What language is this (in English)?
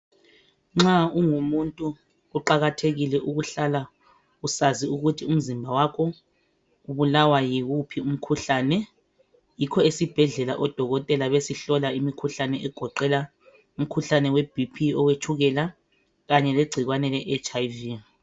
North Ndebele